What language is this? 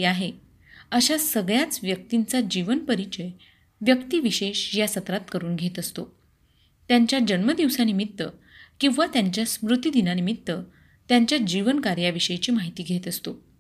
Marathi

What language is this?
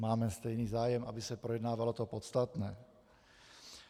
Czech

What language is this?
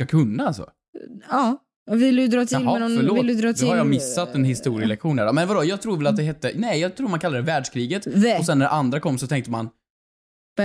Swedish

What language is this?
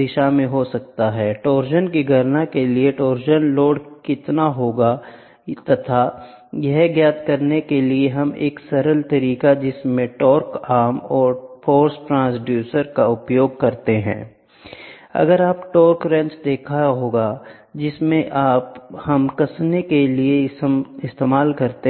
Hindi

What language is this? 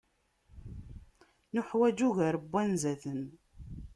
Kabyle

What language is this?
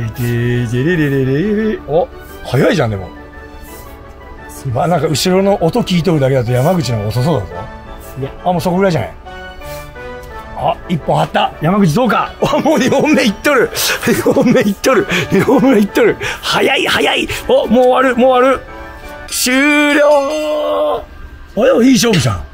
Japanese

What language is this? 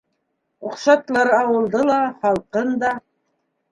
Bashkir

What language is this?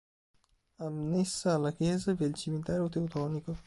Italian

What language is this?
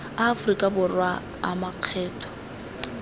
Tswana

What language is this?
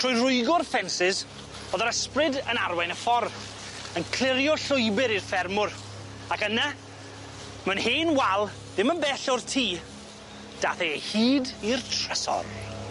Welsh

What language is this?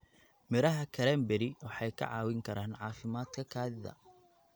Somali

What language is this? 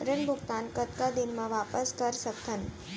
Chhattisgarhi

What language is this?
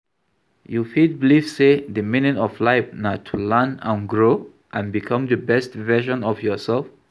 Nigerian Pidgin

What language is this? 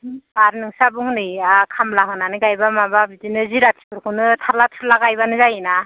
Bodo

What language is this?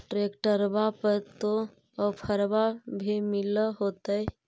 Magahi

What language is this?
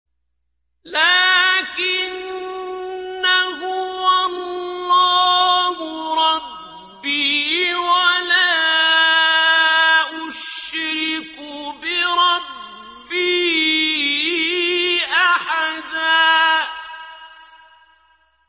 Arabic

